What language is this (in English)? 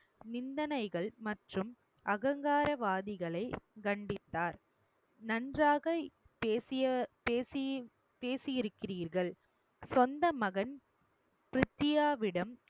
Tamil